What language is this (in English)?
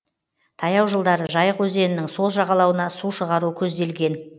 Kazakh